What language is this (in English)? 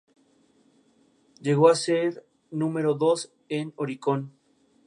Spanish